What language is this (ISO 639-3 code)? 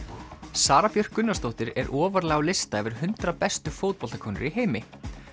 isl